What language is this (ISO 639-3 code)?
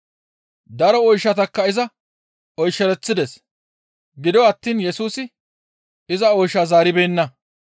gmv